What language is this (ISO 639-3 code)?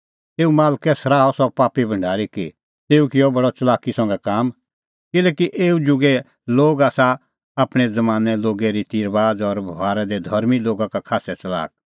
kfx